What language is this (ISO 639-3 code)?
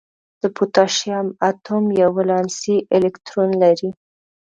pus